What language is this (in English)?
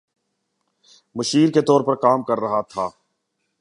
Urdu